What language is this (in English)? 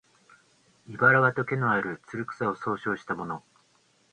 Japanese